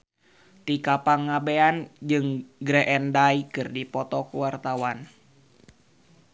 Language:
Sundanese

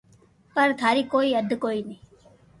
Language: Loarki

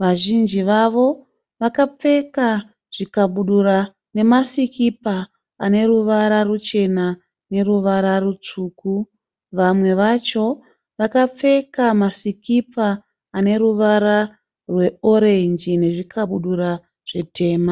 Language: Shona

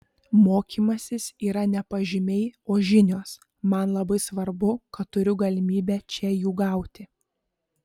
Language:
Lithuanian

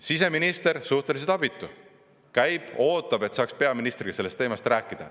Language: Estonian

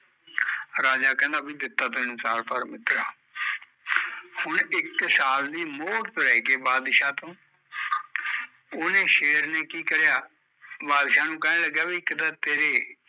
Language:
Punjabi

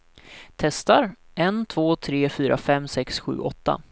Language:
Swedish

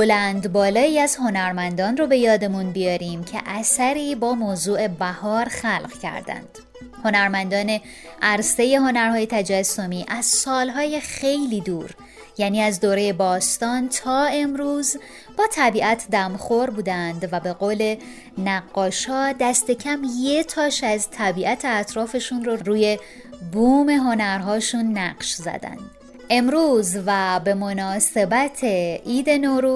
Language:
Persian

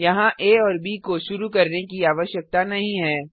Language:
Hindi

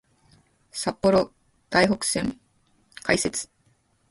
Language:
Japanese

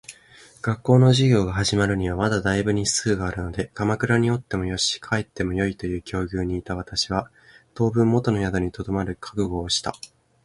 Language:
Japanese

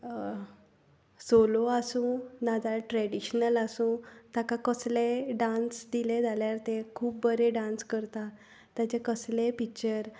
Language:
Konkani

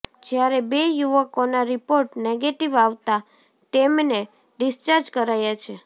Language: Gujarati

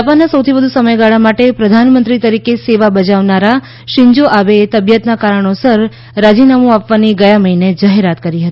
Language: Gujarati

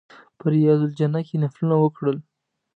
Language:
Pashto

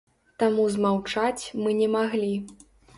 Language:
Belarusian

